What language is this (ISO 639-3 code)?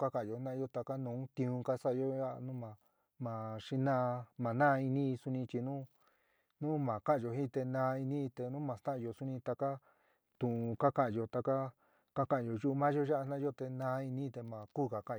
mig